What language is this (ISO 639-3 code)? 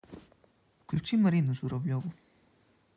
rus